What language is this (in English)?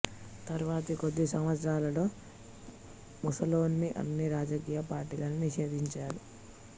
Telugu